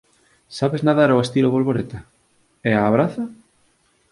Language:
Galician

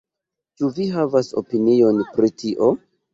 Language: Esperanto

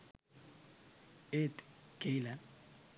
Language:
Sinhala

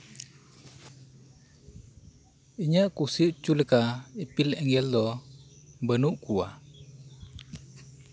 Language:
Santali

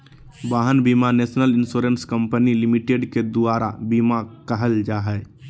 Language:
Magahi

